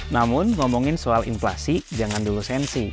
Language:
Indonesian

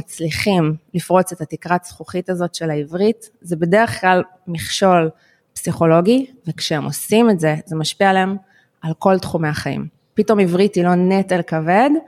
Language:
Hebrew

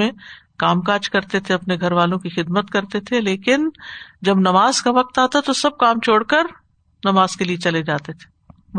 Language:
Urdu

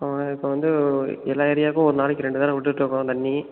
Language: Tamil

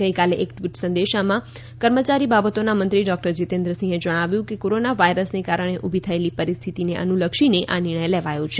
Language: Gujarati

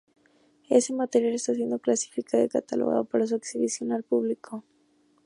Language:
Spanish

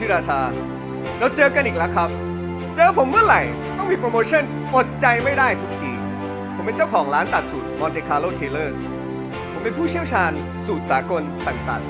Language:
Thai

